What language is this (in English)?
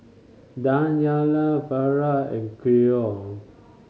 English